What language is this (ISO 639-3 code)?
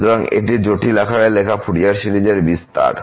ben